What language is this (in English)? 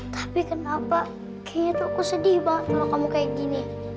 Indonesian